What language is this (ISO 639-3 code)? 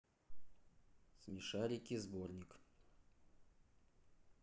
rus